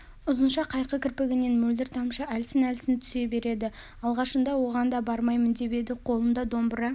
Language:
Kazakh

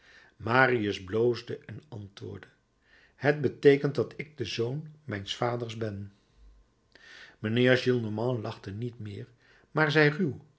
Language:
Dutch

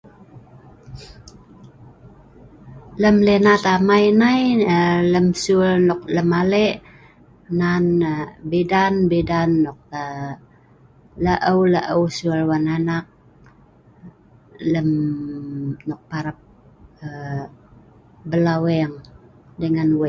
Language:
Sa'ban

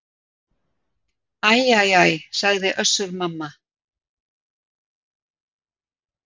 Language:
Icelandic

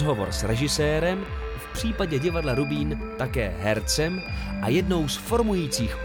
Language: Czech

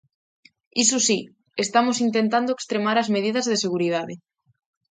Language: Galician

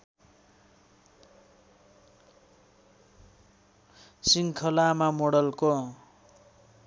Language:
Nepali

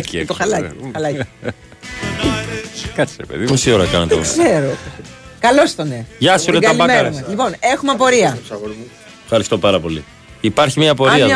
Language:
Greek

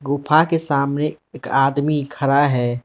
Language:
Hindi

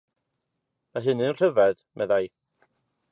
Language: Welsh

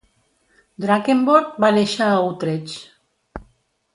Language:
Catalan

